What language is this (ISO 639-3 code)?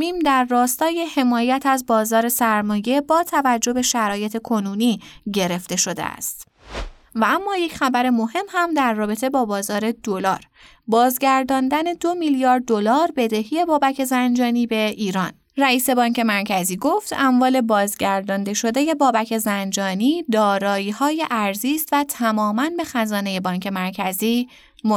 fas